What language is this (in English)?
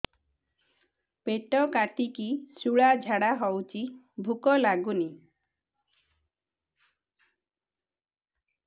Odia